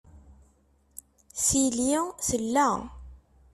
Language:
Kabyle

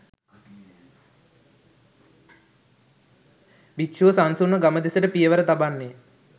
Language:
Sinhala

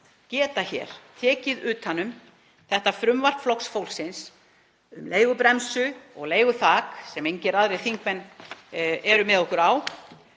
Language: Icelandic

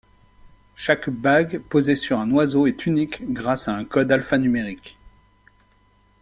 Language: French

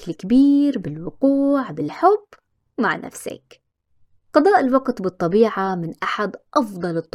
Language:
Arabic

